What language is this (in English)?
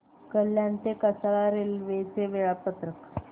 Marathi